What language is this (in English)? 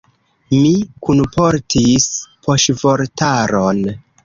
Esperanto